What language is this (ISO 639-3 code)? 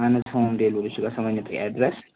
kas